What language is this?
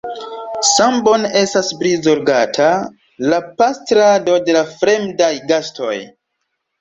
Esperanto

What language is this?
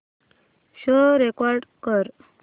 Marathi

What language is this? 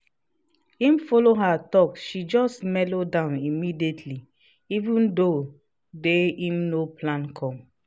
Nigerian Pidgin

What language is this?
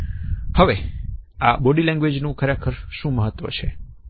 Gujarati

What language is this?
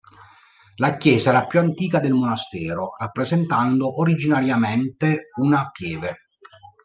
Italian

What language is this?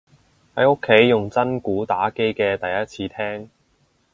Cantonese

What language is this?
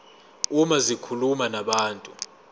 Zulu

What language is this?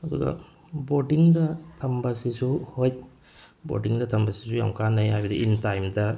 Manipuri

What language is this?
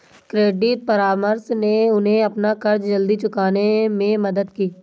Hindi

